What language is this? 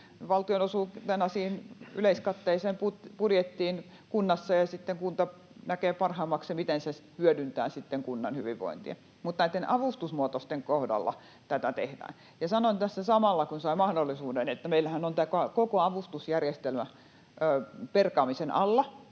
Finnish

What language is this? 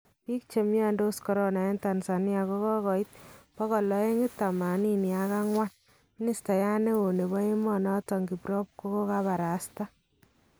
Kalenjin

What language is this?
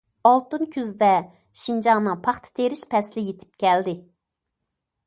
Uyghur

